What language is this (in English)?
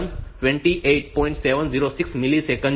Gujarati